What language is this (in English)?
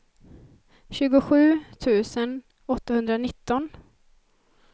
Swedish